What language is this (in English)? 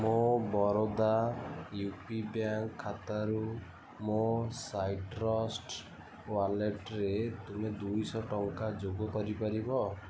Odia